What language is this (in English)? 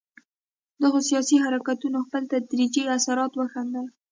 Pashto